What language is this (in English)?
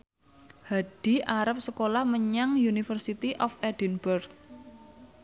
Javanese